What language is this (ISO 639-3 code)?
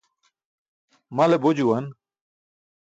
bsk